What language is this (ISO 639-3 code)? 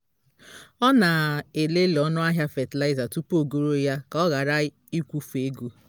ibo